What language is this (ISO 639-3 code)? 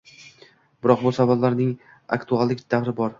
uzb